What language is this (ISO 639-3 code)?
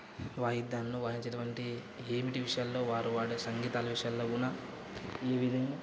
tel